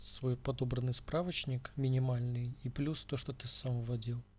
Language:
Russian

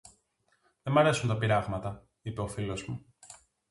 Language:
Greek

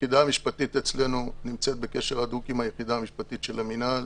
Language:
Hebrew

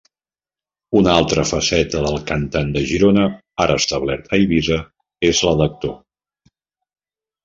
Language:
Catalan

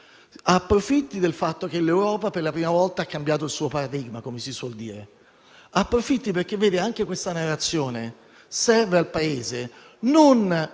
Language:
Italian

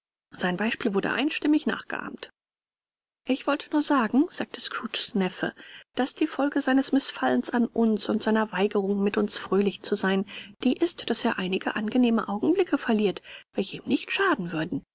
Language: German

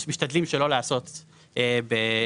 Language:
Hebrew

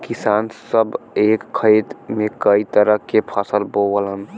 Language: Bhojpuri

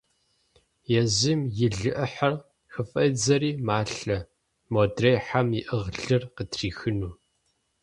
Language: Kabardian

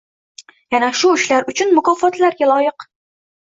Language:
Uzbek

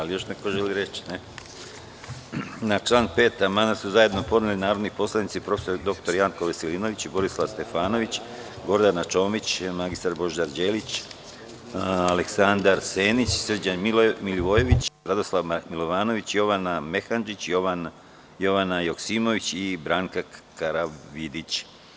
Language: Serbian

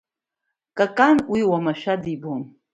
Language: Abkhazian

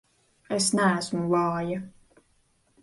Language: Latvian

